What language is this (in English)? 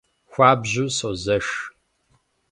Kabardian